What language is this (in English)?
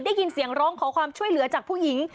Thai